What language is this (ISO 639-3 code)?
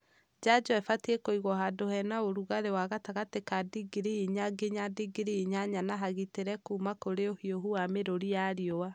kik